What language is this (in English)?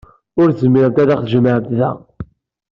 Kabyle